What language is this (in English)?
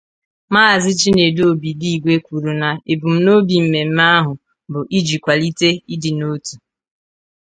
Igbo